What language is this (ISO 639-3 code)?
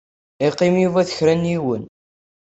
kab